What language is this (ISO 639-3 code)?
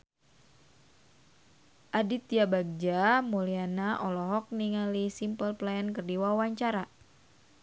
sun